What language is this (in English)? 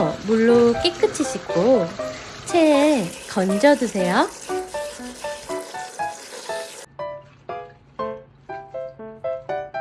Korean